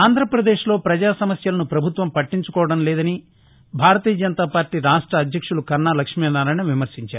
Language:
Telugu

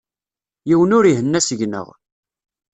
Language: Kabyle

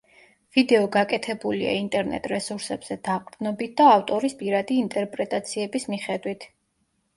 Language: Georgian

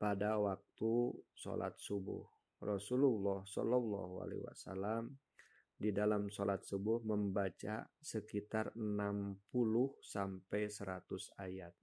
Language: Indonesian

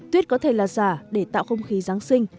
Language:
Vietnamese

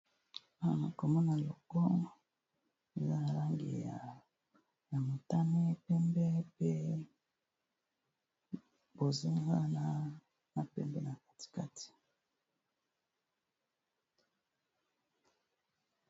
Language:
Lingala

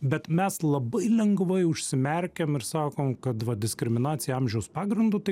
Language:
Lithuanian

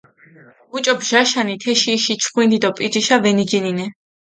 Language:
Mingrelian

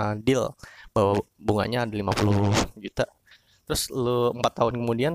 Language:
Indonesian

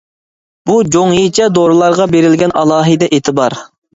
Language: Uyghur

